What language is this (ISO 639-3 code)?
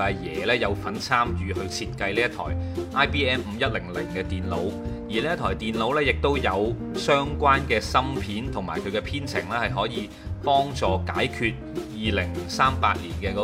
zho